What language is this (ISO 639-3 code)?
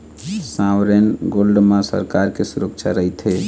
hne